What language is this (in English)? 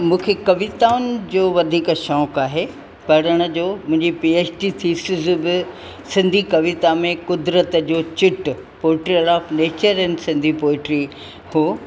Sindhi